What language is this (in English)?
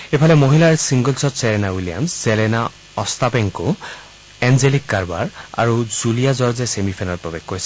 Assamese